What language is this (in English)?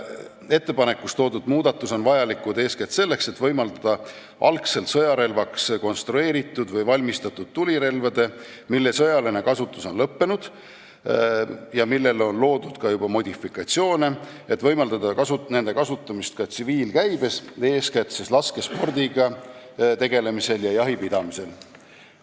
Estonian